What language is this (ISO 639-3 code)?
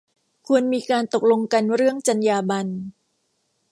tha